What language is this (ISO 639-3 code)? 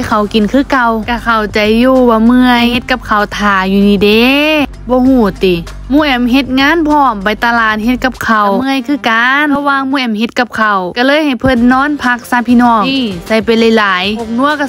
tha